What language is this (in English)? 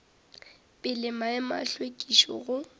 Northern Sotho